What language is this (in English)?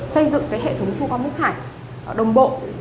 Vietnamese